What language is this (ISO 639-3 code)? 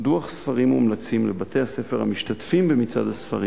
heb